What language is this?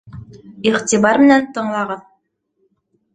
Bashkir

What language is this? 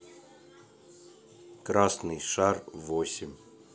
Russian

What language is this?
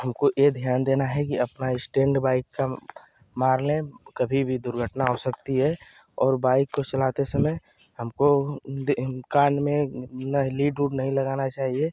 Hindi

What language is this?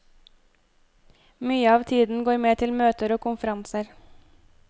Norwegian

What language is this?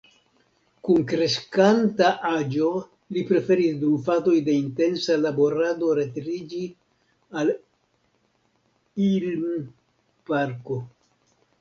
Esperanto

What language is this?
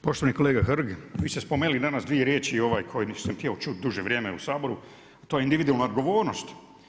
Croatian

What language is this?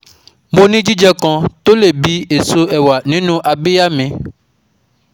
Yoruba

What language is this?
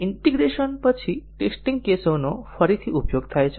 Gujarati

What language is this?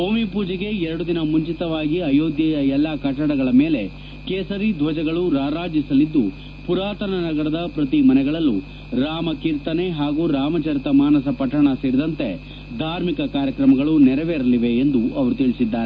Kannada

